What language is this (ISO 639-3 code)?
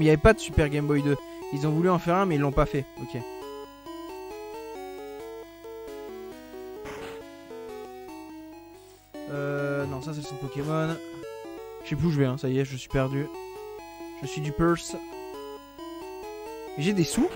fra